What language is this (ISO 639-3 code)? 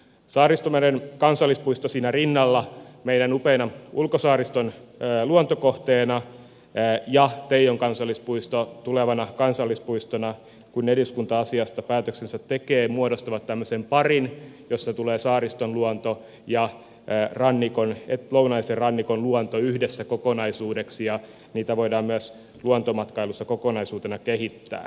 fin